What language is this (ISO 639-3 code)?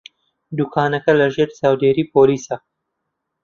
ckb